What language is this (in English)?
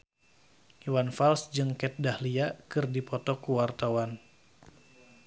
Sundanese